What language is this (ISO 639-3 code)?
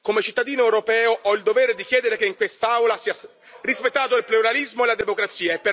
ita